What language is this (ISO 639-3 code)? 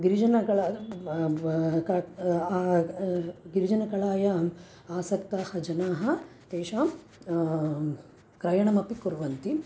san